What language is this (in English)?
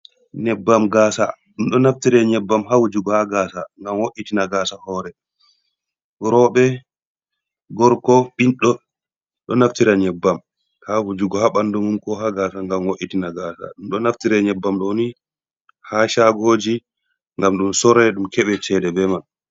Fula